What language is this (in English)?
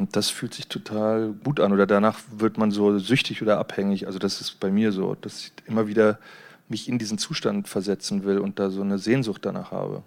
German